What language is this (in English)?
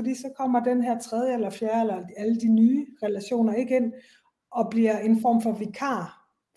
Danish